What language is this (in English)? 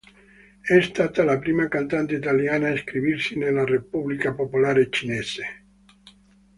Italian